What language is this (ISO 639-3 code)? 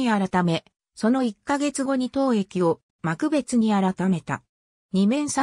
jpn